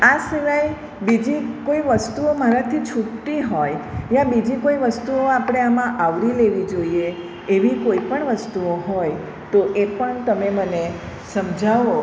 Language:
Gujarati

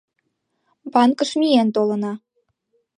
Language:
Mari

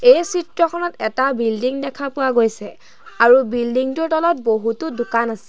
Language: Assamese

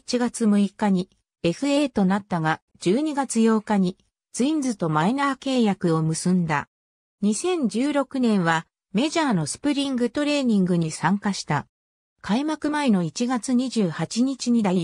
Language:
Japanese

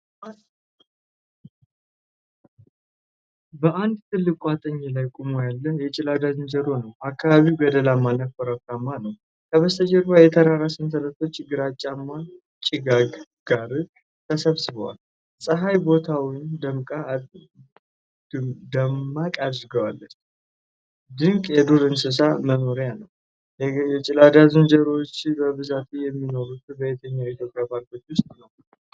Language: Amharic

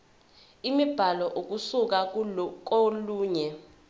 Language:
Zulu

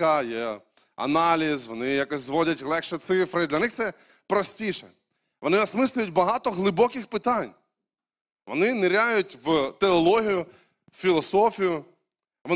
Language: Ukrainian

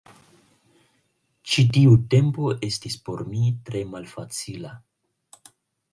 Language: Esperanto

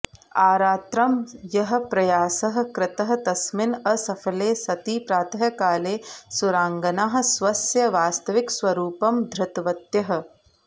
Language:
Sanskrit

